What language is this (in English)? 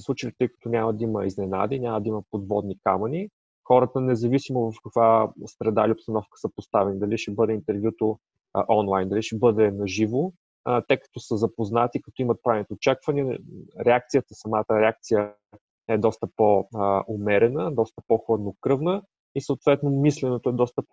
Bulgarian